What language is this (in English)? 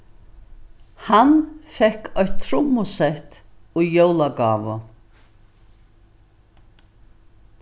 Faroese